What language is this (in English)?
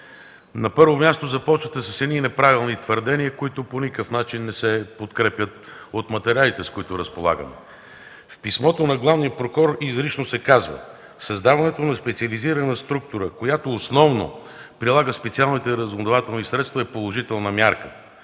Bulgarian